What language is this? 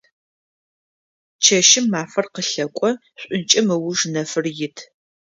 Adyghe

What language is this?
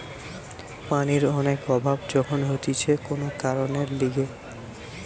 Bangla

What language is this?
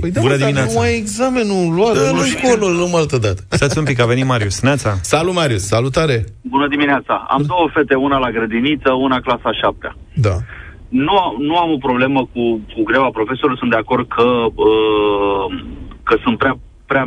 Romanian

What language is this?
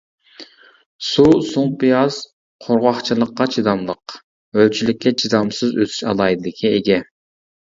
Uyghur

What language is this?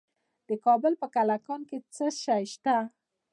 Pashto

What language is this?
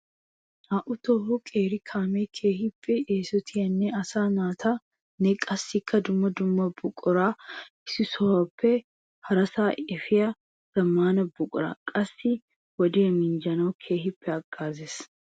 Wolaytta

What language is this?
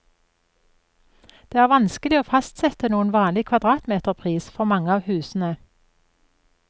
Norwegian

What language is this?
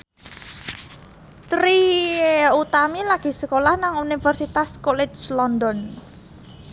Javanese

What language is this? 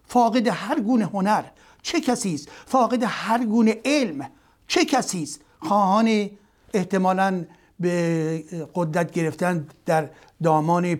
Persian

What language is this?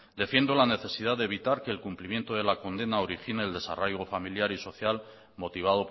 Spanish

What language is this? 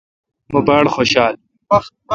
Kalkoti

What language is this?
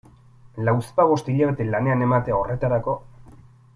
Basque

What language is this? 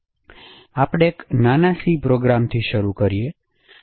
Gujarati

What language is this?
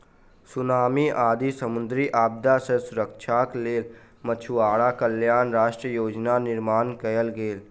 Maithili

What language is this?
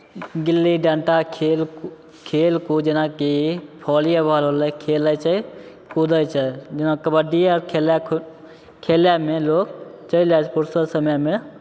Maithili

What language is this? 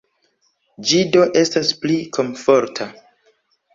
Esperanto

